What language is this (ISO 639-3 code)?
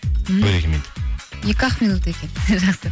kaz